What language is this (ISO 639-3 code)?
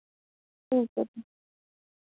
doi